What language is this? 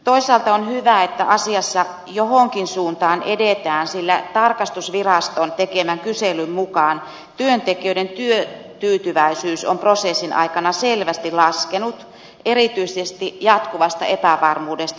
Finnish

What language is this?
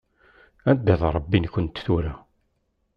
Kabyle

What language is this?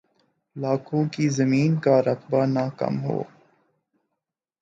Urdu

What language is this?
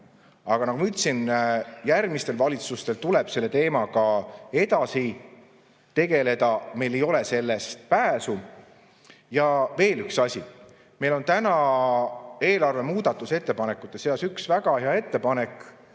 Estonian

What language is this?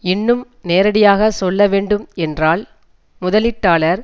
Tamil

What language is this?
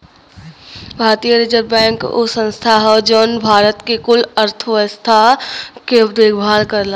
Bhojpuri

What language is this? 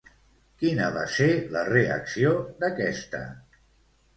Catalan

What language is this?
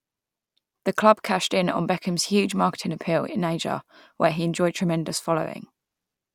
English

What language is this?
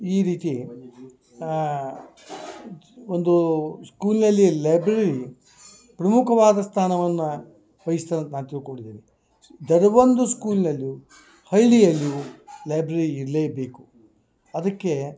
Kannada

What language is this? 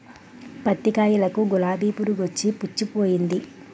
Telugu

